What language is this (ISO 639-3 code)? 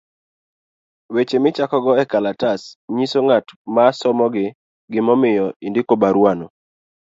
luo